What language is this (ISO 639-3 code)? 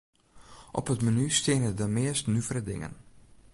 fry